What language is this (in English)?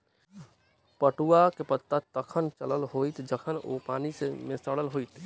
Maithili